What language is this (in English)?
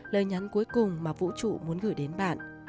Vietnamese